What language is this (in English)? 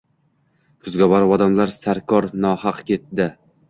Uzbek